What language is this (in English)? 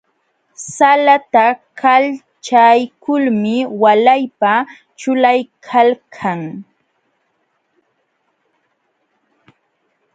Jauja Wanca Quechua